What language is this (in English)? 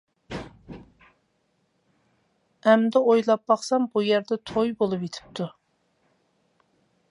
Uyghur